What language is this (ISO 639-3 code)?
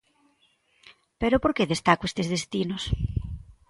glg